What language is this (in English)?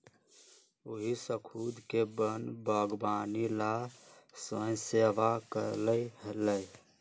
Magahi